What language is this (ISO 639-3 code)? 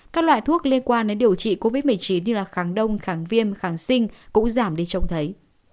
vie